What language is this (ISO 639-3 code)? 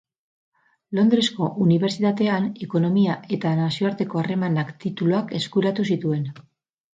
eus